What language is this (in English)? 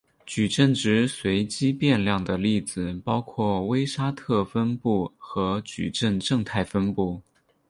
Chinese